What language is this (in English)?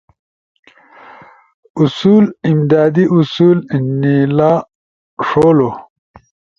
Ushojo